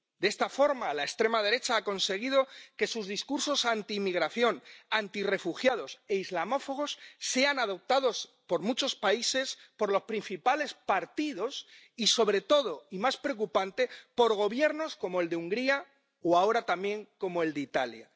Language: Spanish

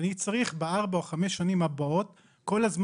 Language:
Hebrew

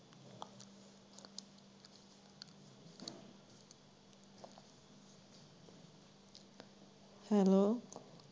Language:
Punjabi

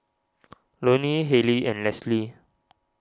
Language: English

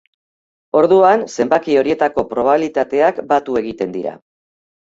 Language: Basque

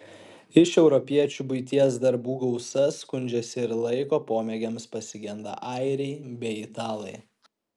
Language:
Lithuanian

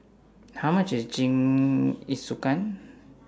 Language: English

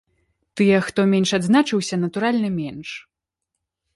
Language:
Belarusian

